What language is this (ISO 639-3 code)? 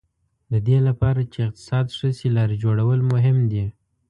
pus